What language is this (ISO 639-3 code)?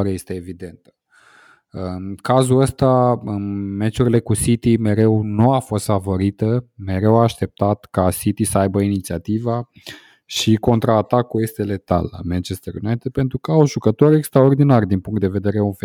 ron